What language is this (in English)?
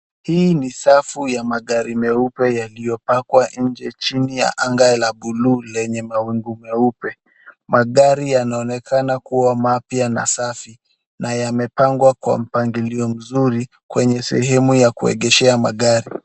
Swahili